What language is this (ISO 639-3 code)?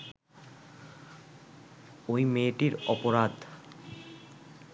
ben